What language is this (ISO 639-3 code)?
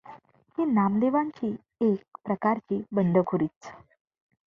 mar